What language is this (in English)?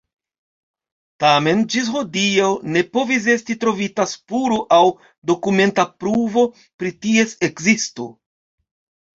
Esperanto